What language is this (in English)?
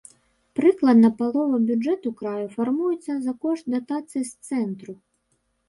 Belarusian